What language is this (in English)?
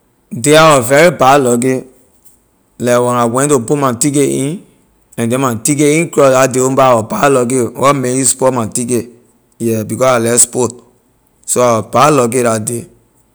Liberian English